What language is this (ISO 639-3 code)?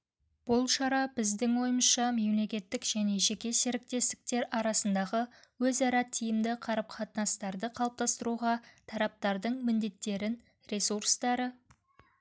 kaz